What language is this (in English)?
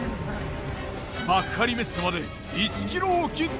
Japanese